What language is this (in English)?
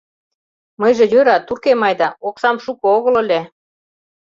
Mari